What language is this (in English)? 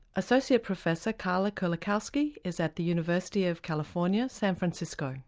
English